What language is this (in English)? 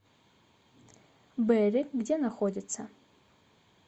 Russian